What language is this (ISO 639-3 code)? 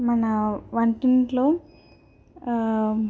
tel